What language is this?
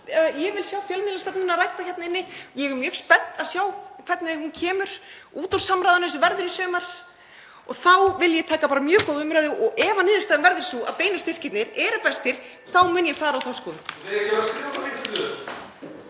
Icelandic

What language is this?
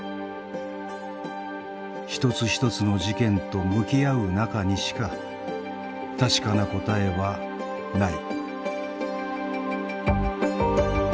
Japanese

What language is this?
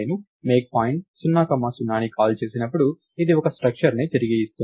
Telugu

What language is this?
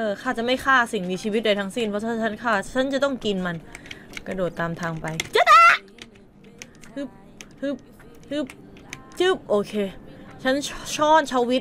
Thai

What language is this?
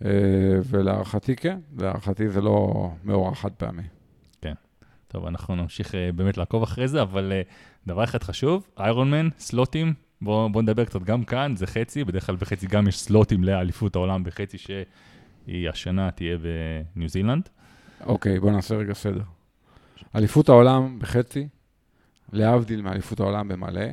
Hebrew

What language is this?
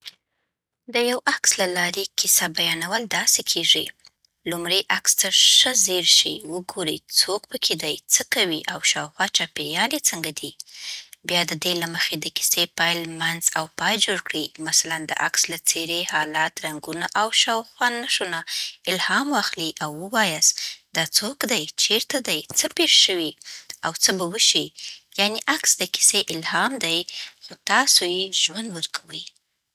Southern Pashto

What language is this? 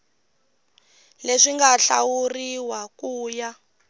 Tsonga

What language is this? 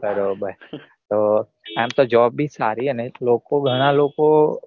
Gujarati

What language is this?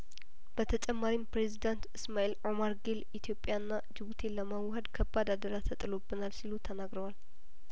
Amharic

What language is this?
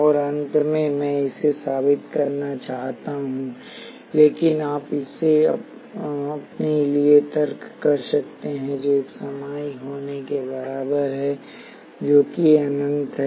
Hindi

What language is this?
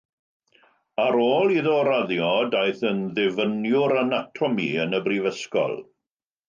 Welsh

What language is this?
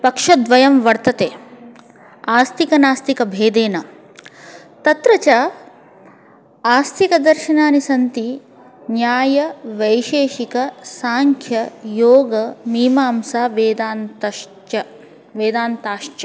Sanskrit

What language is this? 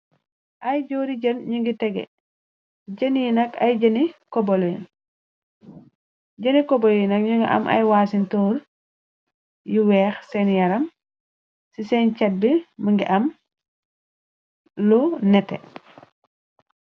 Wolof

